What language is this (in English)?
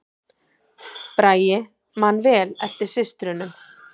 Icelandic